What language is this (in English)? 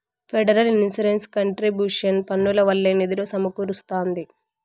Telugu